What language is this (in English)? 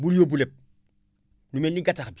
Wolof